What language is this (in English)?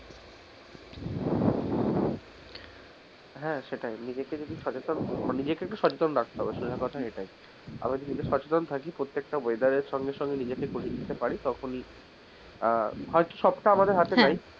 Bangla